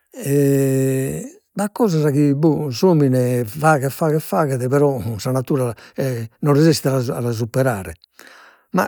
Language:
Sardinian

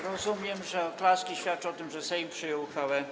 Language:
Polish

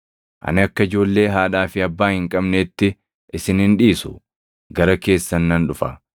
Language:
Oromo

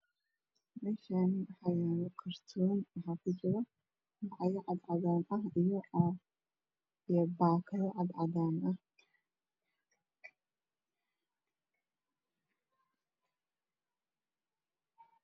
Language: Somali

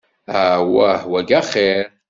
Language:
Kabyle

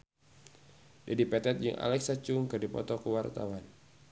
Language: Sundanese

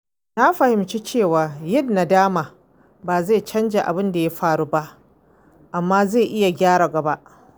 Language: Hausa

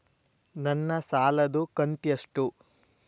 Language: Kannada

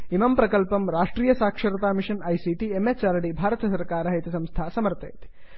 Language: Sanskrit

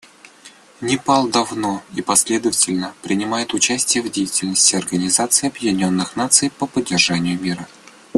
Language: Russian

